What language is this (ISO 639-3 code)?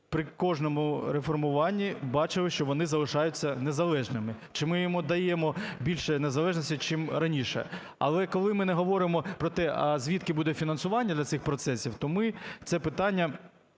ukr